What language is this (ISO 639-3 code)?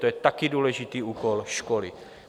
ces